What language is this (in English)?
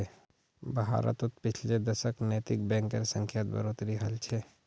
Magahi